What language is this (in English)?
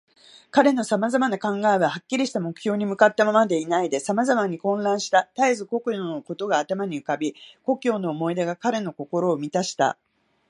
Japanese